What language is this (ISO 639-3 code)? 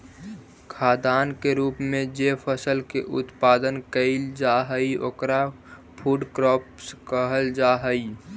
mag